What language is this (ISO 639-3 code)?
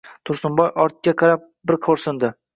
uzb